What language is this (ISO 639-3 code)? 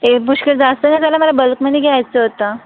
mar